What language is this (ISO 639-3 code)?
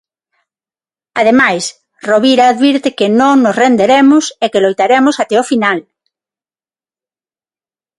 glg